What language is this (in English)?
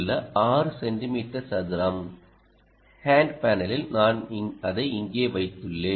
Tamil